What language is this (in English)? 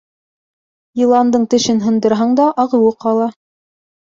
Bashkir